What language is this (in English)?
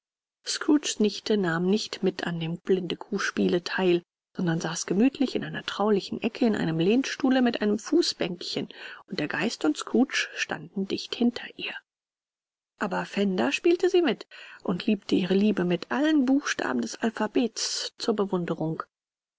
German